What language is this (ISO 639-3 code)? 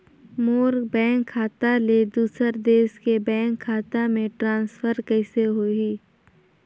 hne